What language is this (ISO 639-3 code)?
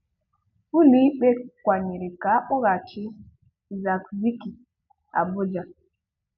ibo